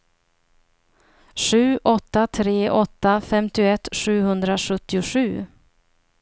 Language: Swedish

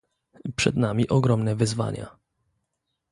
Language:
Polish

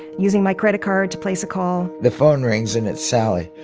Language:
English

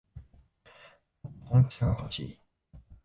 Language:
Japanese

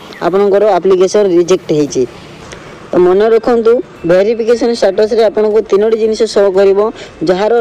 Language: Hindi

